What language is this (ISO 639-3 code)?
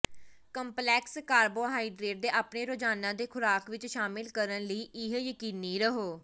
pan